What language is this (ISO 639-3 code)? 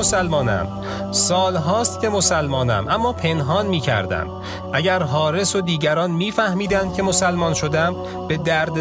fas